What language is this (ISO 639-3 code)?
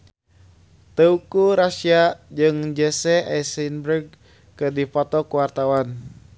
sun